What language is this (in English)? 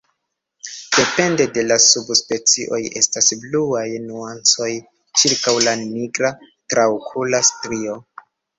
Esperanto